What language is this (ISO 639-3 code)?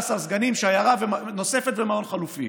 heb